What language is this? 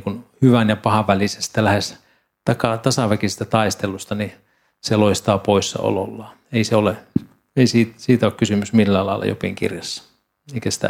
Finnish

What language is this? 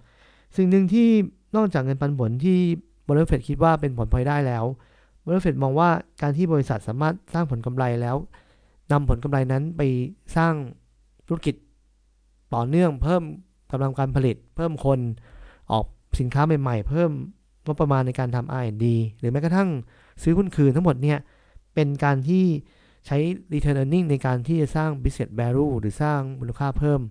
Thai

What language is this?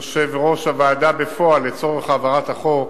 Hebrew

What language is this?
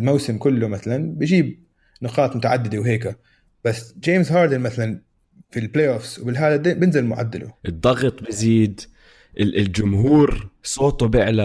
Arabic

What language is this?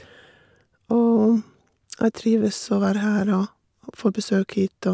Norwegian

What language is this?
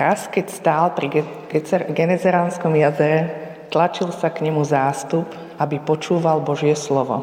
Slovak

